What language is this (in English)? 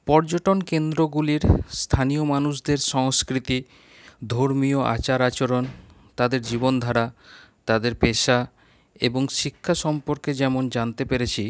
Bangla